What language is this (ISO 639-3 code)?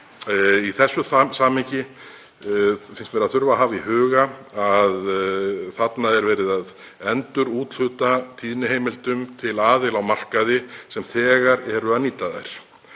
isl